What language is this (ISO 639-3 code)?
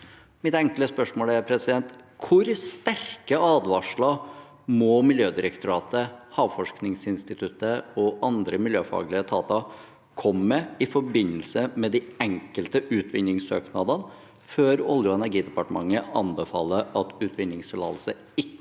nor